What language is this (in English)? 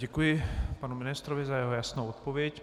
Czech